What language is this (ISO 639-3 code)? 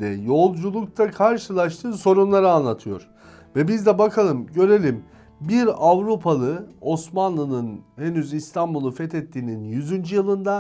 tur